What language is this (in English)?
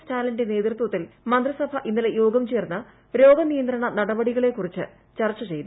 Malayalam